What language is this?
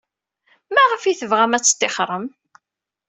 Kabyle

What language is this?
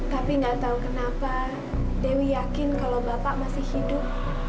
Indonesian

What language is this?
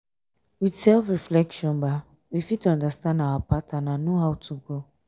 Nigerian Pidgin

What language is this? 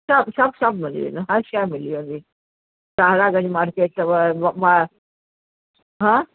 Sindhi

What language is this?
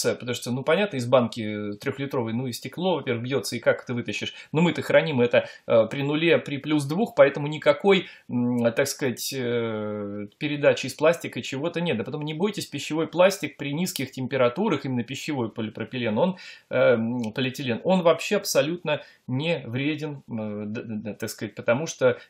Russian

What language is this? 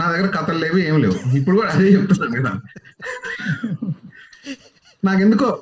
Telugu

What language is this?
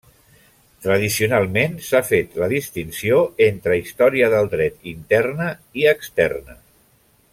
Catalan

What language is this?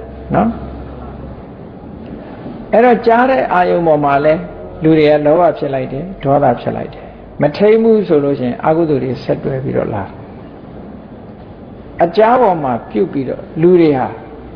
Thai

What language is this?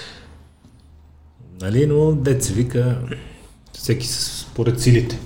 Bulgarian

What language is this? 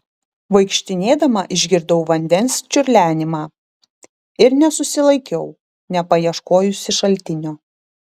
Lithuanian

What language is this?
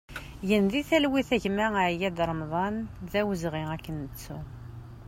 Kabyle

